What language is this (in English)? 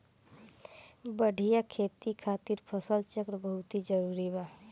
Bhojpuri